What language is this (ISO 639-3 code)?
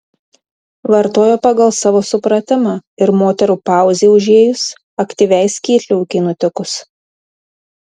lit